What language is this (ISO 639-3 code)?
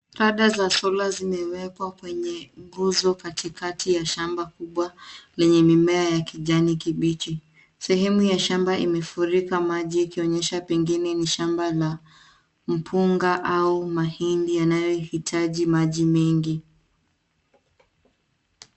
swa